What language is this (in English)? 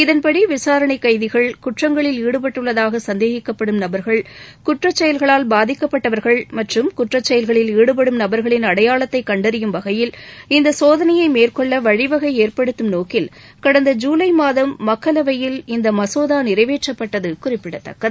Tamil